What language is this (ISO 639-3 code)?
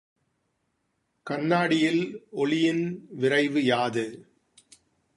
tam